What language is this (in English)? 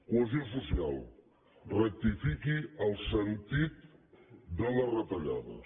Catalan